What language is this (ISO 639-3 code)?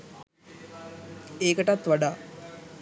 sin